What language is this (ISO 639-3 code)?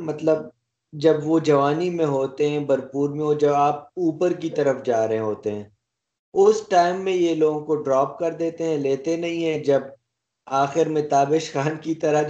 urd